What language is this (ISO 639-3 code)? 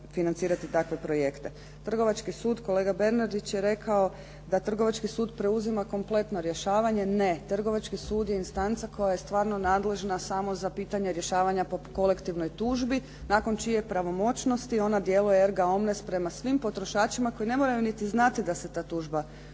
hrv